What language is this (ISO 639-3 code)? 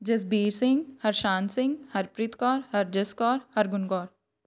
pan